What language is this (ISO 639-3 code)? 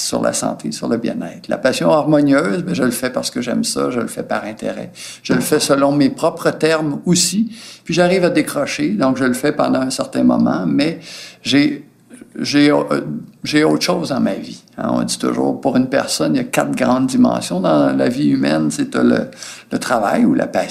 fra